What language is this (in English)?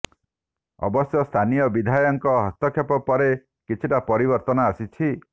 Odia